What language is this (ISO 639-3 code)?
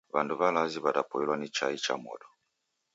dav